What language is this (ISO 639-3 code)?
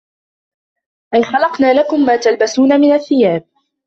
ara